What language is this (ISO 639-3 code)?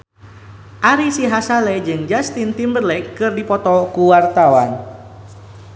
sun